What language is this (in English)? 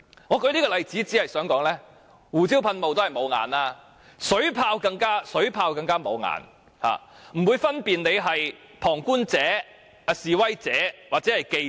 Cantonese